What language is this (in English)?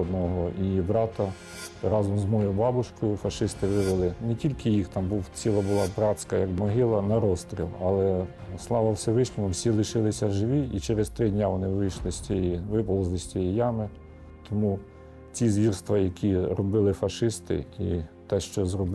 Ukrainian